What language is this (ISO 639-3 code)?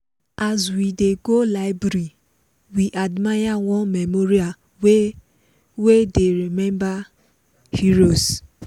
pcm